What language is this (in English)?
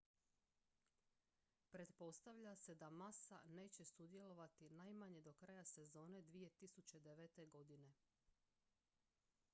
Croatian